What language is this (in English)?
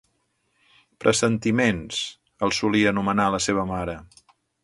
Catalan